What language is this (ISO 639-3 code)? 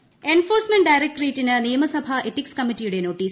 mal